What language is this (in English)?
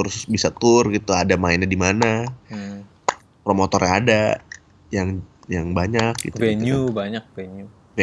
Indonesian